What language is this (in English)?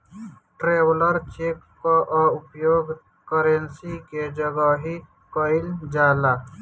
Bhojpuri